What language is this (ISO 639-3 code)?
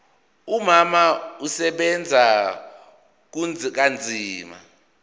zul